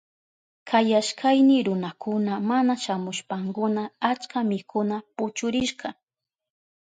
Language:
Southern Pastaza Quechua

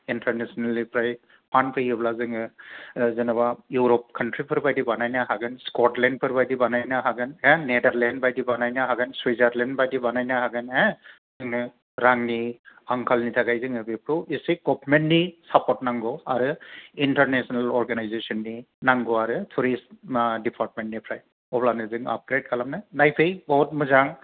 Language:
Bodo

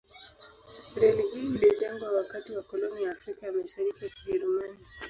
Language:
Swahili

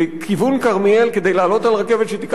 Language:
Hebrew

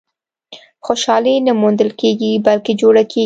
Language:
Pashto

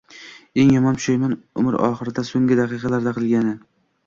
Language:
Uzbek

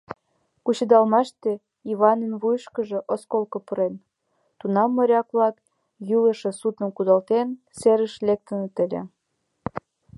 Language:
Mari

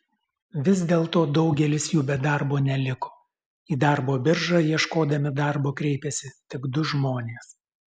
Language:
Lithuanian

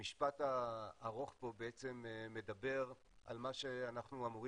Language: Hebrew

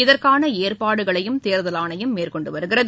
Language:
Tamil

